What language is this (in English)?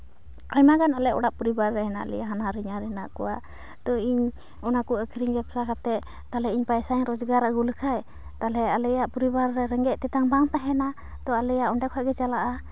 Santali